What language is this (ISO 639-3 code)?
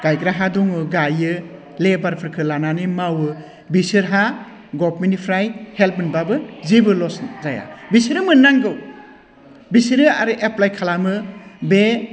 brx